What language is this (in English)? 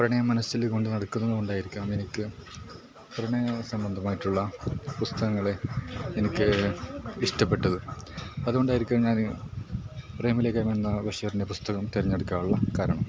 Malayalam